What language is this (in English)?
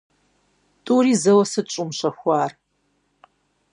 Kabardian